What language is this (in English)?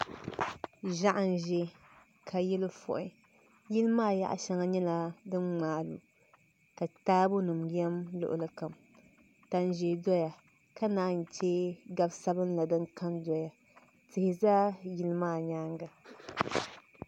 Dagbani